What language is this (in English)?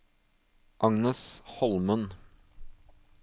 Norwegian